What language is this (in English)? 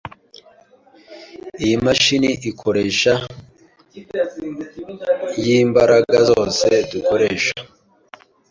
Kinyarwanda